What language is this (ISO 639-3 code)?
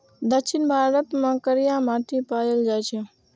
mai